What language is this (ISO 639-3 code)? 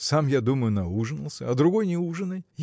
rus